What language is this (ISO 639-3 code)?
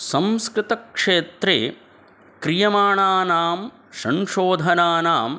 san